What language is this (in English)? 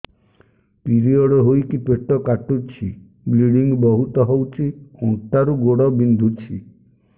Odia